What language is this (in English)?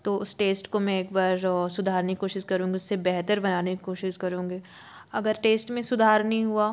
Hindi